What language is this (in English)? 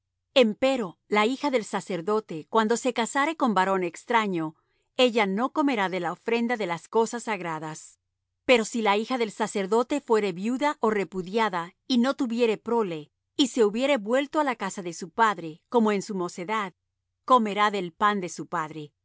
Spanish